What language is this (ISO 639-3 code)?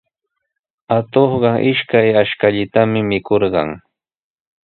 qws